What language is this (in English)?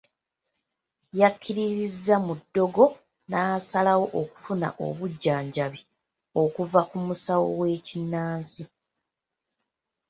Ganda